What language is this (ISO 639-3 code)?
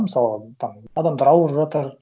kaz